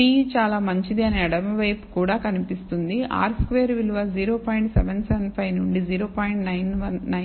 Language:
Telugu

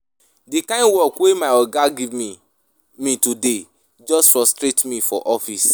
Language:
Nigerian Pidgin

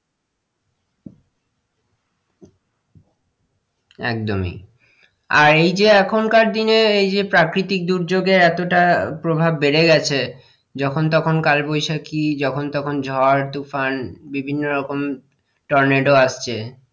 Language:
Bangla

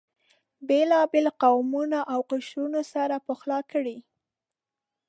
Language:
Pashto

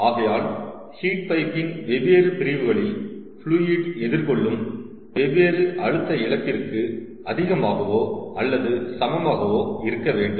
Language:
Tamil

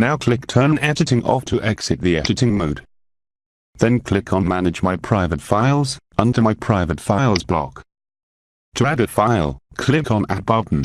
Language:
English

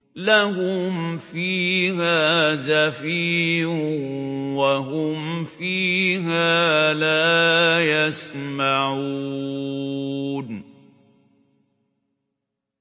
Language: Arabic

